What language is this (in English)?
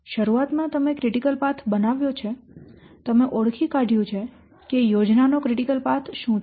Gujarati